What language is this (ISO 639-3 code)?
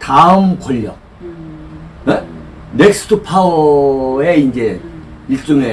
kor